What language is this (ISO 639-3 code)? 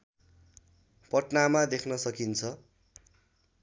nep